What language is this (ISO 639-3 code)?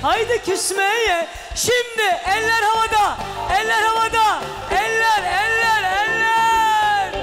tur